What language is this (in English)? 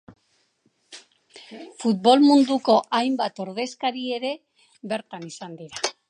Basque